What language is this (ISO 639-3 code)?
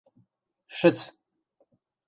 mrj